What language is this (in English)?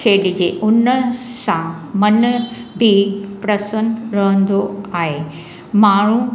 Sindhi